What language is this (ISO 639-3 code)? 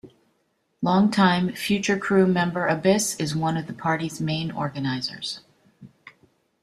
eng